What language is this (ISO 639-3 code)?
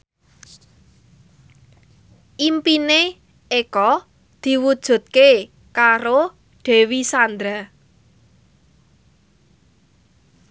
jav